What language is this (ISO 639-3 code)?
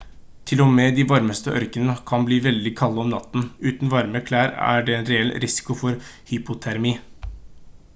nob